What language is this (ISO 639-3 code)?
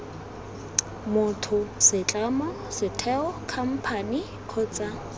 tsn